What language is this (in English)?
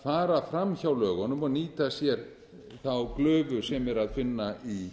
Icelandic